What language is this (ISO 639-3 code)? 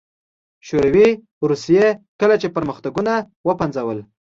pus